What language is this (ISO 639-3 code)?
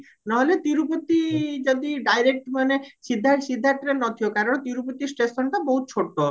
ori